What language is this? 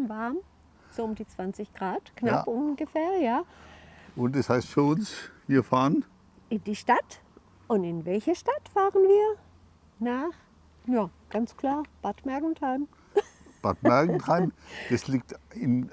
German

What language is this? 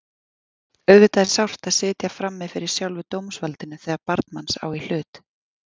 Icelandic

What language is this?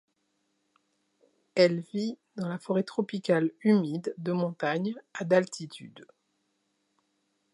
French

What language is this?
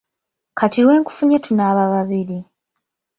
Ganda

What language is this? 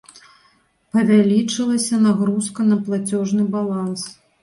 Belarusian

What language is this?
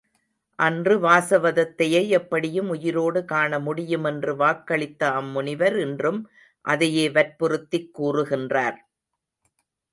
Tamil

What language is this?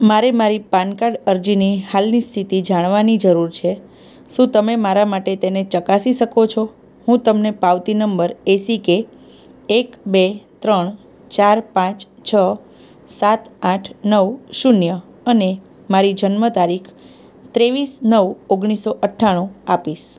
Gujarati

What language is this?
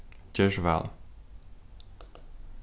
Faroese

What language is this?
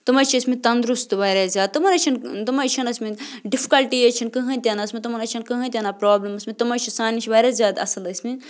Kashmiri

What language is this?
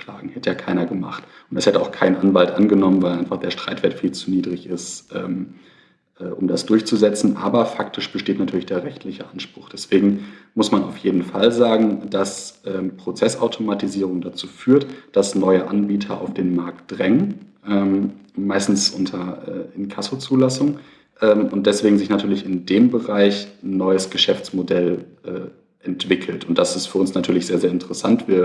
German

